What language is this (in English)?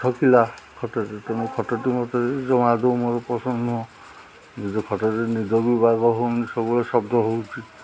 Odia